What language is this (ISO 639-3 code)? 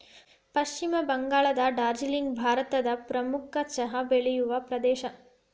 kan